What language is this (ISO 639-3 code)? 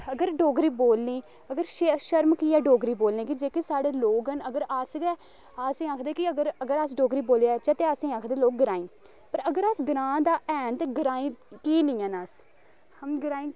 doi